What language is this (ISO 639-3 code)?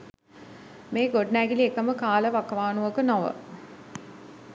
sin